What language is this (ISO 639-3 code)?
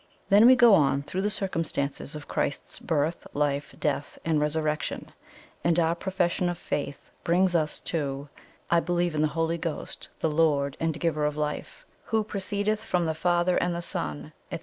eng